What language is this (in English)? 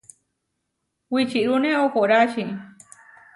Huarijio